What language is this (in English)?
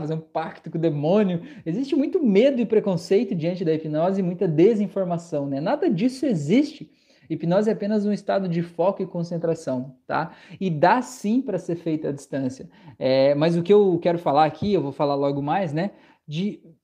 Portuguese